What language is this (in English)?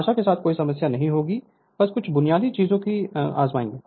Hindi